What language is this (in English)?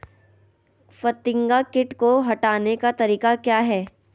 Magahi